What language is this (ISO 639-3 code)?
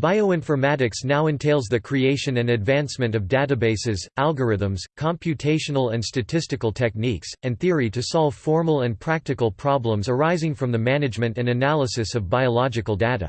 eng